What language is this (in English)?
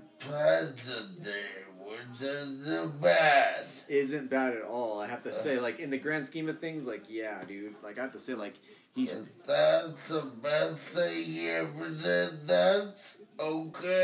English